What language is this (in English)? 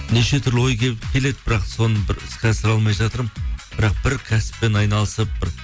Kazakh